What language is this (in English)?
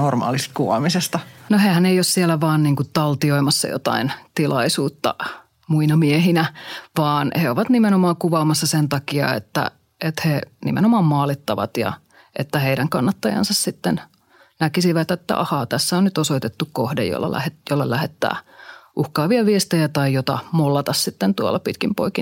Finnish